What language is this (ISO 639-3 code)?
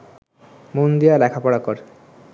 ben